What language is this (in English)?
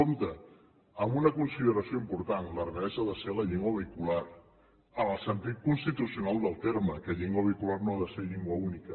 Catalan